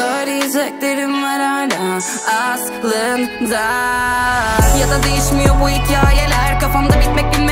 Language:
Turkish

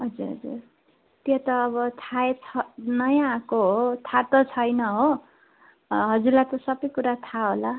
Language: Nepali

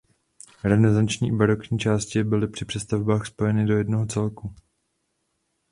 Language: Czech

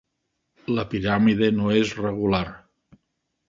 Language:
Catalan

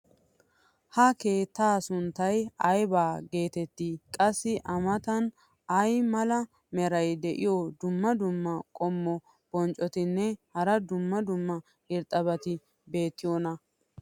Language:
Wolaytta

